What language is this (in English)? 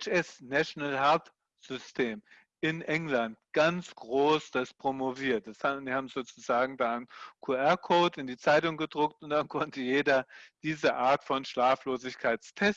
German